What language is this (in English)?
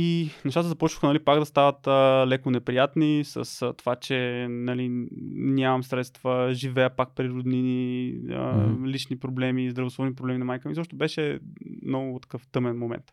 Bulgarian